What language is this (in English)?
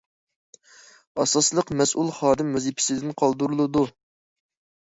Uyghur